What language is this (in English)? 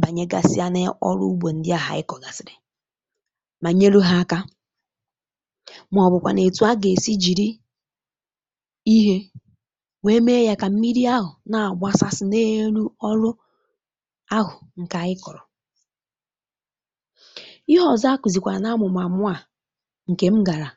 Igbo